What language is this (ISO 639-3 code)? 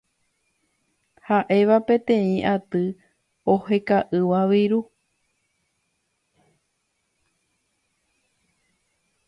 grn